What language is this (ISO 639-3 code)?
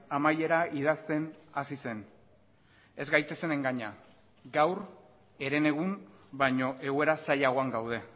eus